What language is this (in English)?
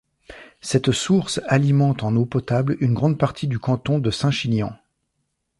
French